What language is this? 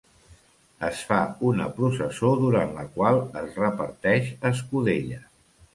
Catalan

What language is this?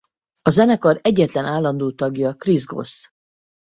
Hungarian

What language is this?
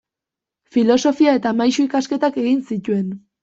Basque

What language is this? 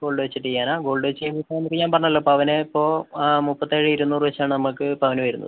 Malayalam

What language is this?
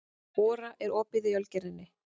Icelandic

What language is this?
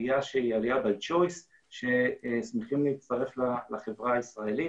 Hebrew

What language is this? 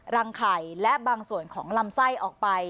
Thai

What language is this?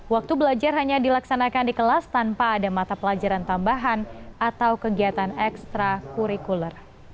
Indonesian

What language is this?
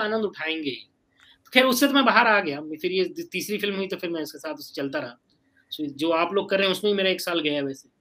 Hindi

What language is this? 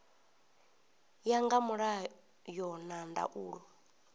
Venda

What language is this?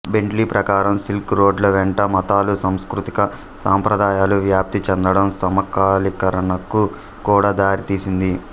Telugu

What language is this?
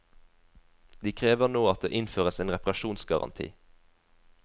Norwegian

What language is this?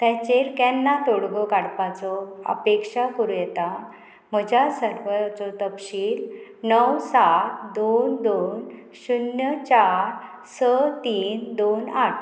Konkani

